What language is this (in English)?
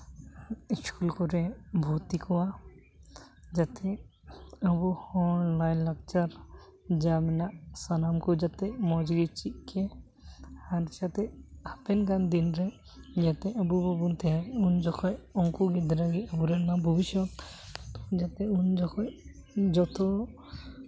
Santali